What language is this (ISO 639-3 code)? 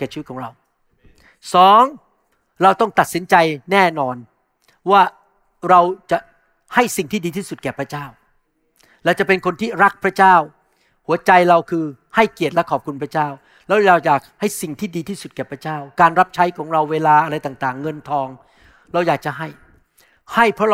tha